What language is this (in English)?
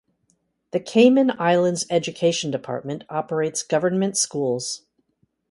English